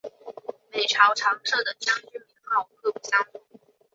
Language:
Chinese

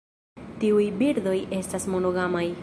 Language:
Esperanto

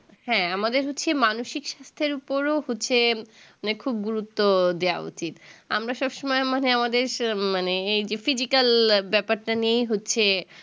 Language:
Bangla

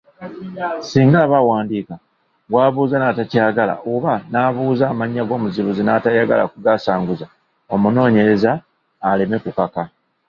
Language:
Ganda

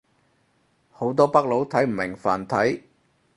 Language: Cantonese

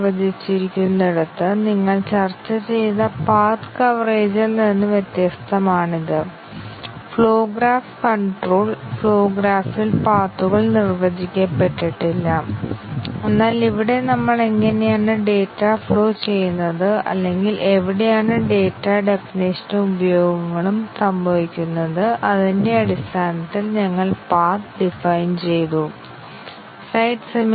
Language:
Malayalam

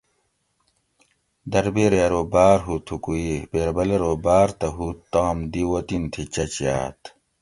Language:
Gawri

